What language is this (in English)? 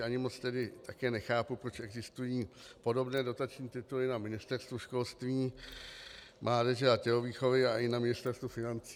Czech